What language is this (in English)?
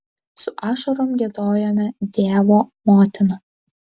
Lithuanian